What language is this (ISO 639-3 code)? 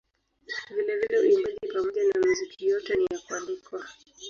swa